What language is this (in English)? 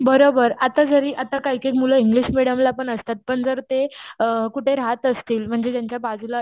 Marathi